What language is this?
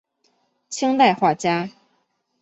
Chinese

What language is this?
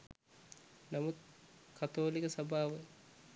Sinhala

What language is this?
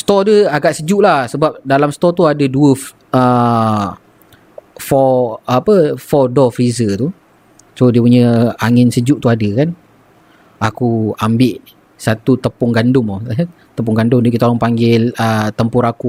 Malay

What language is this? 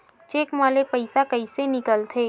Chhattisgarhi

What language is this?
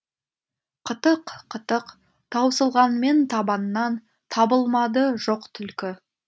Kazakh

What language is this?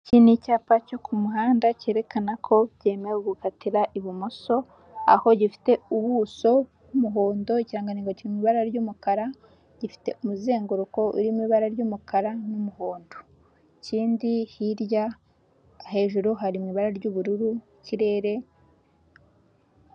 Kinyarwanda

